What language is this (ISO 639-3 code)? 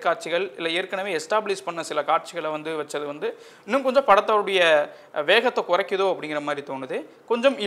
ron